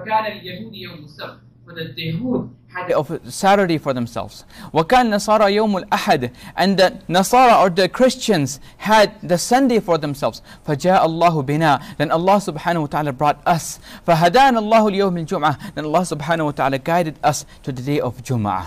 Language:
English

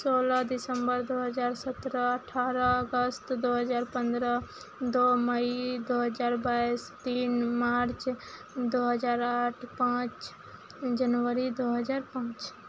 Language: Maithili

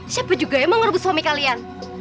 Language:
Indonesian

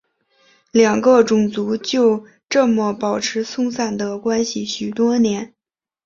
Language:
Chinese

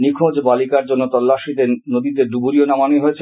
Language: Bangla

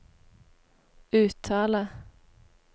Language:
Norwegian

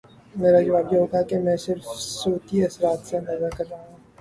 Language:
Urdu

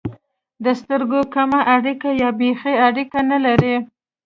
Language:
Pashto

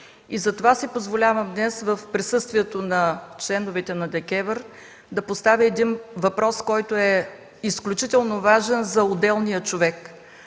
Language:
Bulgarian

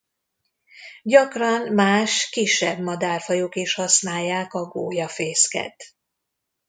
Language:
Hungarian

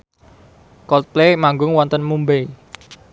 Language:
Javanese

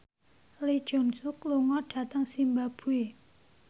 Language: Javanese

